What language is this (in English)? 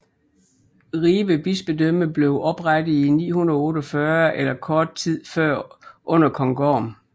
Danish